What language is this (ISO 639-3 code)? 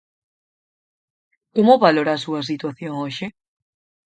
glg